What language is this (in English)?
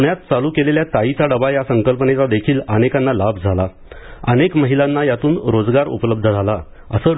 Marathi